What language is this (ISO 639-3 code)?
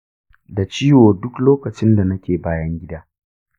hau